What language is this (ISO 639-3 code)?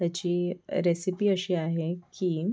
mar